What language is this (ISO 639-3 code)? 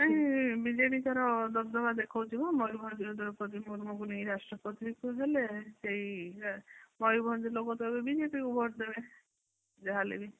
ori